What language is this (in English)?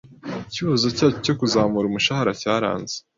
Kinyarwanda